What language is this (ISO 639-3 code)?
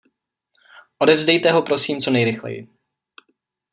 ces